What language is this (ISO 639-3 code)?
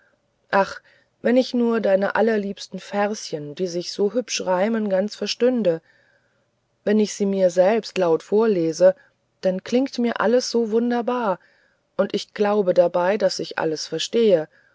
deu